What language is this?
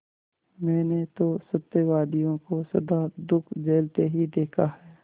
Hindi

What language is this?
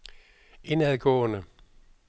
Danish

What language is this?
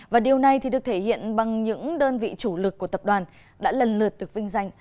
Vietnamese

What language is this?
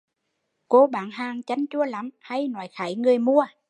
Vietnamese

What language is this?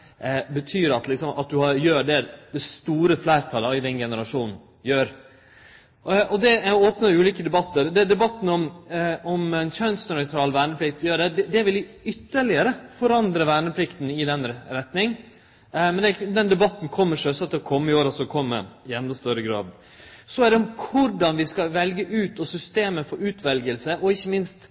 Norwegian Nynorsk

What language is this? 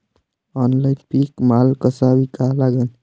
Marathi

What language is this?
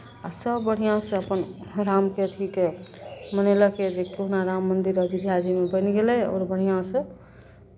Maithili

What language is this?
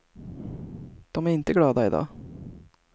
Swedish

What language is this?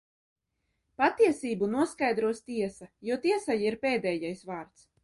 Latvian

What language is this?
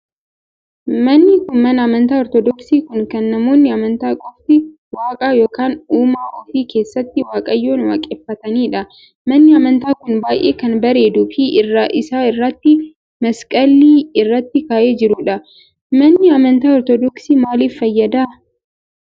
Oromo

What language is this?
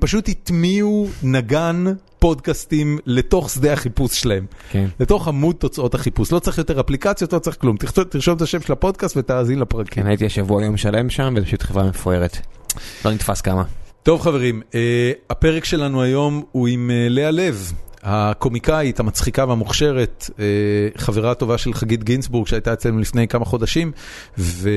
Hebrew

